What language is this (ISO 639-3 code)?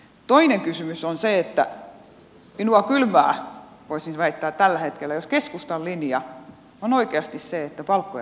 fin